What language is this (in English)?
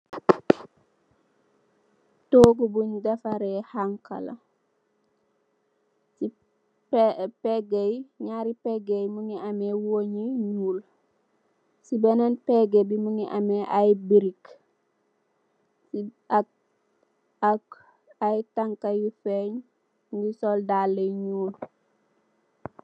Wolof